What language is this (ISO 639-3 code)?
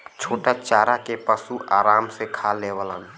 bho